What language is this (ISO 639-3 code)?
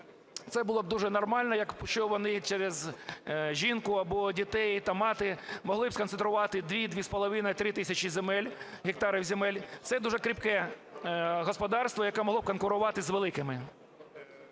ukr